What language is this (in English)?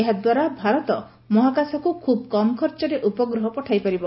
Odia